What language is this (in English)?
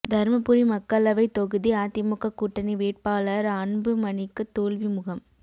Tamil